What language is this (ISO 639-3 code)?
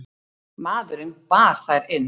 isl